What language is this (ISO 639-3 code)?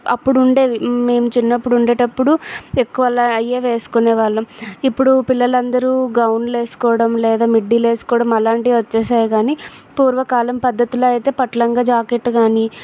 tel